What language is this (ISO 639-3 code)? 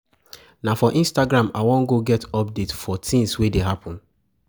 pcm